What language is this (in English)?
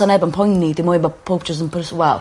Welsh